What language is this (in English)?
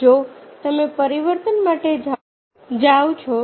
Gujarati